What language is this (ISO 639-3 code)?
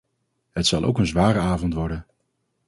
nld